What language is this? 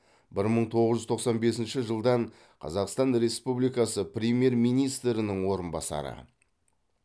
Kazakh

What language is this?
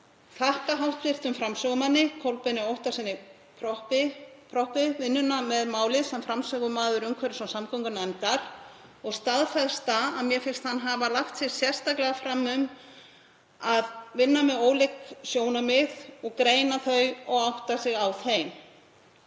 Icelandic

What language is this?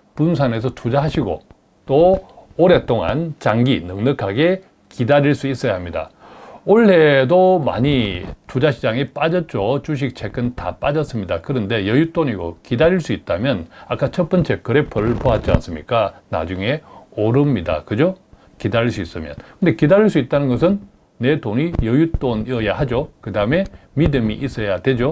Korean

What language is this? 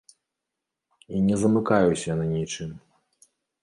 Belarusian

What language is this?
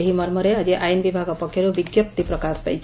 Odia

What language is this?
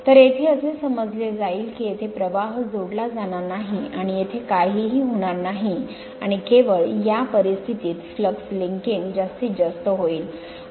Marathi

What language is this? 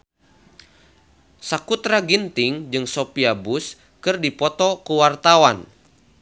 Sundanese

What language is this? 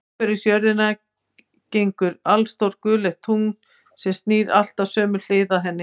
Icelandic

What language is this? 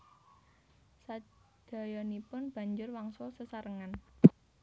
Javanese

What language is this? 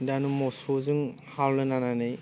Bodo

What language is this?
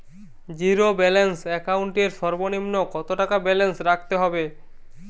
Bangla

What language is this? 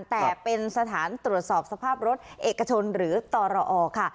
Thai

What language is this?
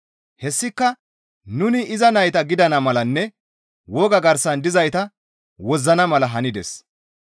Gamo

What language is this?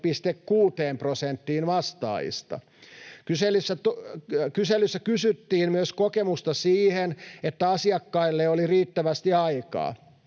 Finnish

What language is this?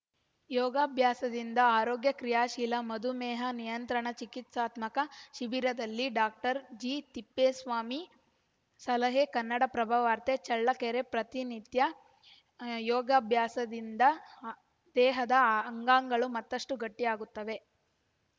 Kannada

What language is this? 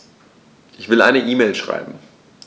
German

